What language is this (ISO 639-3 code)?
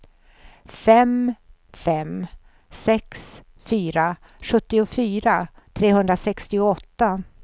swe